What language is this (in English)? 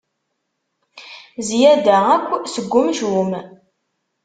Kabyle